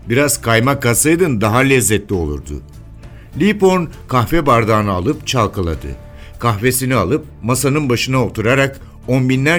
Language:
Turkish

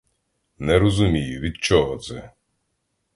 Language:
Ukrainian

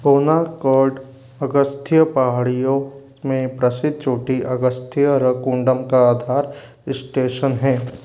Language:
Hindi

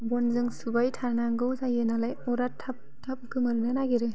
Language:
Bodo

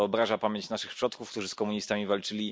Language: Polish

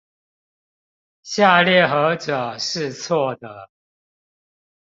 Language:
Chinese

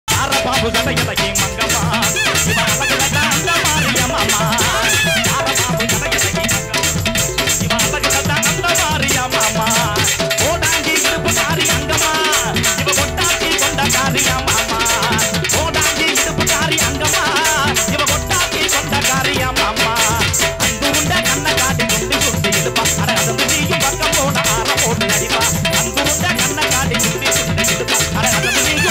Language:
Arabic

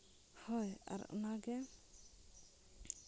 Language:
Santali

